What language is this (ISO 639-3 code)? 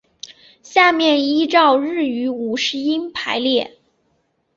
zho